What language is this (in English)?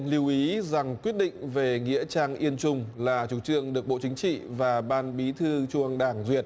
Vietnamese